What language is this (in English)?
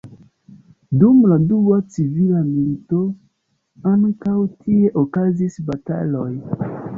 Esperanto